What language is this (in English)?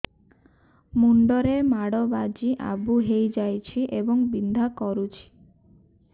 Odia